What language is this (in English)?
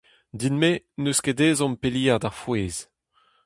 Breton